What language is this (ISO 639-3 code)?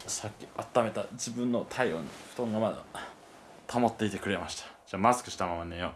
jpn